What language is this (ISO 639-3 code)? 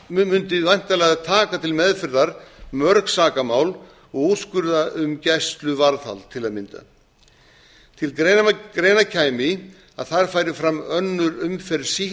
isl